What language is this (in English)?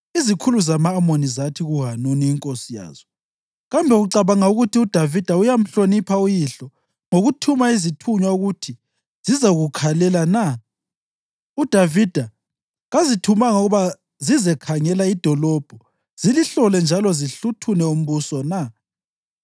North Ndebele